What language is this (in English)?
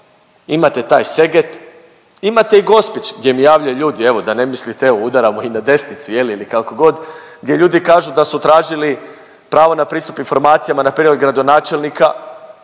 Croatian